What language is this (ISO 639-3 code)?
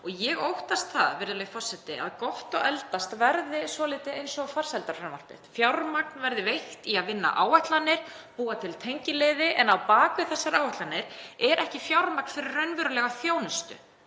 isl